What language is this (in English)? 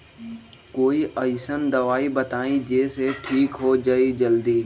Magahi